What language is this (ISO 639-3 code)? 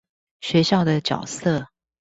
zho